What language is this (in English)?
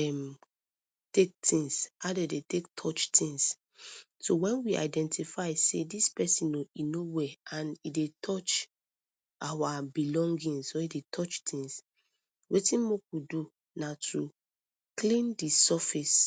Nigerian Pidgin